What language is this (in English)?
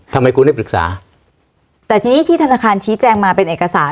Thai